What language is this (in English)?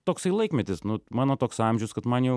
Lithuanian